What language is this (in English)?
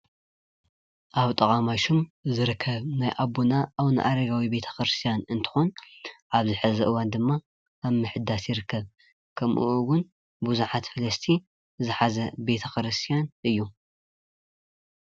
Tigrinya